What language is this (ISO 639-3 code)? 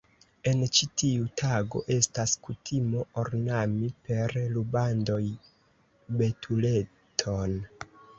epo